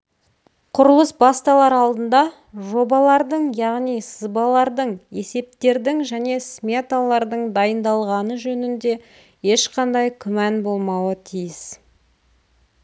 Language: Kazakh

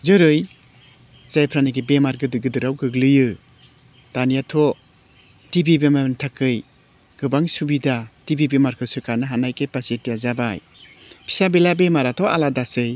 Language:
Bodo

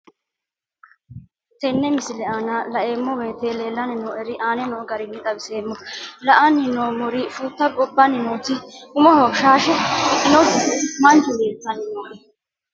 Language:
Sidamo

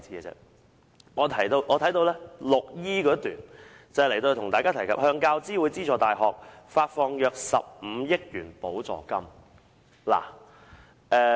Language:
Cantonese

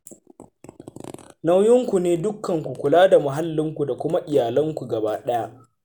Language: Hausa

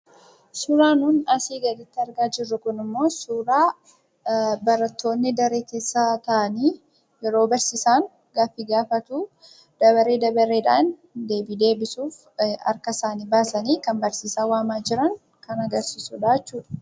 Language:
Oromo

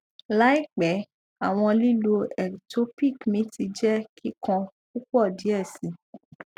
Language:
Yoruba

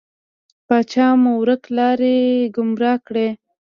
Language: Pashto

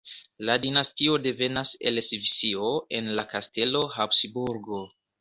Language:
Esperanto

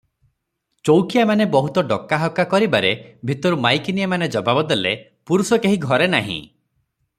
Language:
Odia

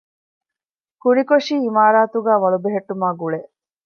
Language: Divehi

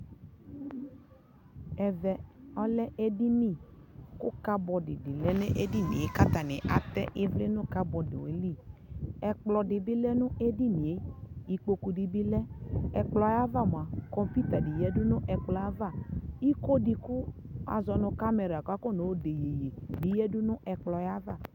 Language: Ikposo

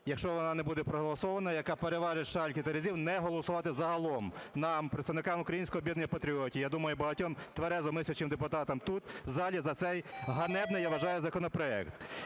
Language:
Ukrainian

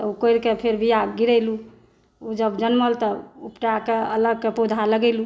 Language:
Maithili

